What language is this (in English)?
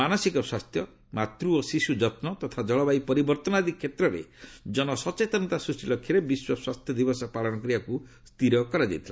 Odia